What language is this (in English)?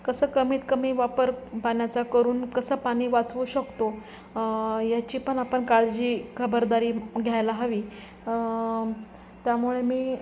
Marathi